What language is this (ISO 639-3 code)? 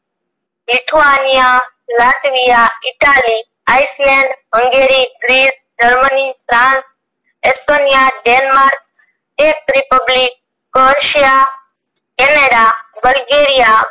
guj